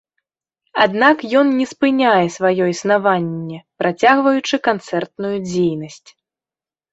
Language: Belarusian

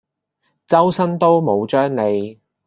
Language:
Cantonese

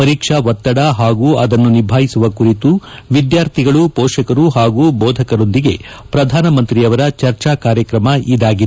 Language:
Kannada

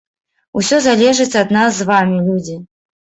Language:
Belarusian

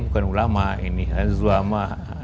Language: Indonesian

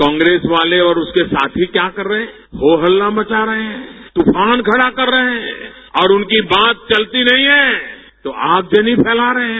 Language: Hindi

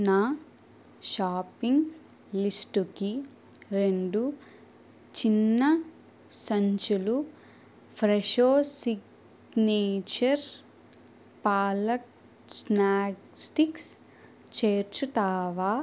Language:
Telugu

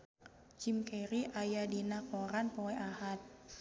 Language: Sundanese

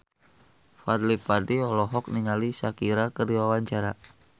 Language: Sundanese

